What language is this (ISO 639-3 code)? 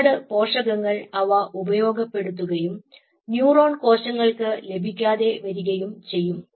mal